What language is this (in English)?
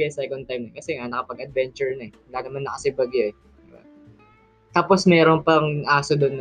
Filipino